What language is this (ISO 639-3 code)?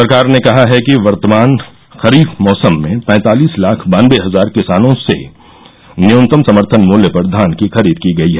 hin